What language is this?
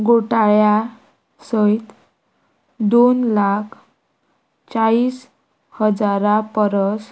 Konkani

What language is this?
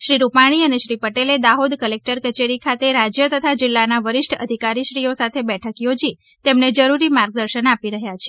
Gujarati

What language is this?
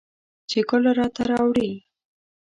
Pashto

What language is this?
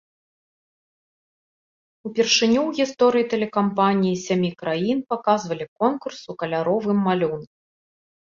Belarusian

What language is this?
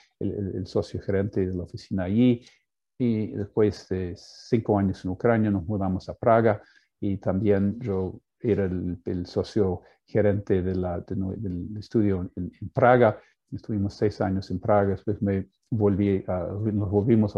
Spanish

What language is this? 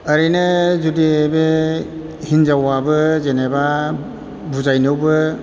Bodo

